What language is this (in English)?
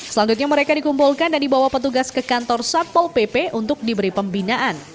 Indonesian